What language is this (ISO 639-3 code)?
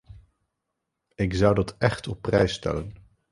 nld